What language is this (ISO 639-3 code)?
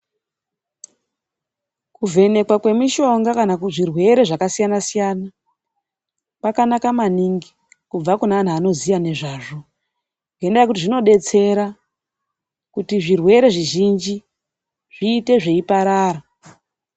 ndc